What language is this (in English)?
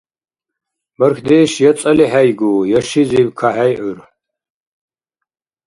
Dargwa